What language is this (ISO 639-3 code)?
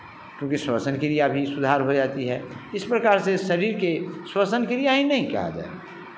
hin